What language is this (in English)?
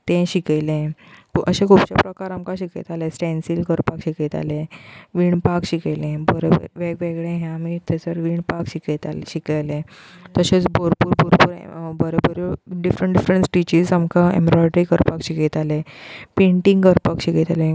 Konkani